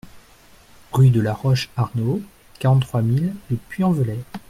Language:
French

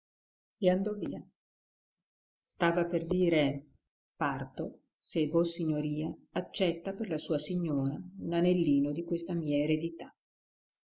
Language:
Italian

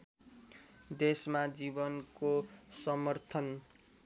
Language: Nepali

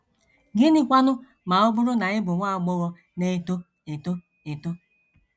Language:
Igbo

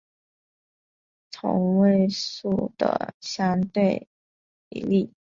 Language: Chinese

